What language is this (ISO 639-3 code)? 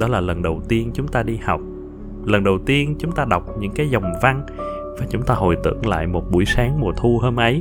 vie